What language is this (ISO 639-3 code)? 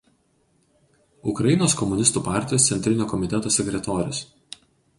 lit